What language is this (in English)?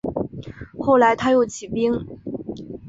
Chinese